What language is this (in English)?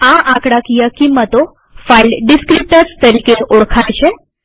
Gujarati